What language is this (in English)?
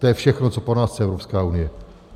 Czech